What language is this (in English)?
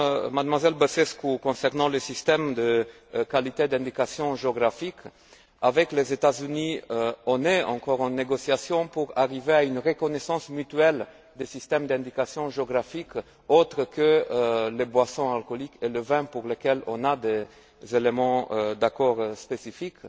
French